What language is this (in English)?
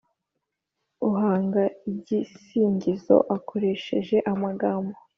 Kinyarwanda